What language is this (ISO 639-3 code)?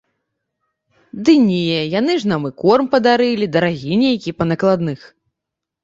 bel